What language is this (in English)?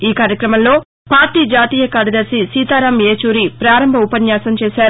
Telugu